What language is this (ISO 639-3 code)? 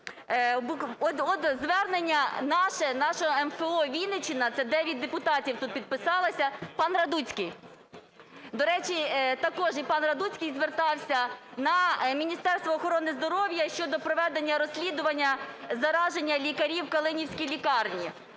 ukr